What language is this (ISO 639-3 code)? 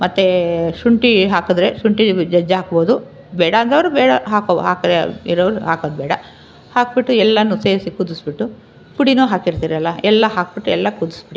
kan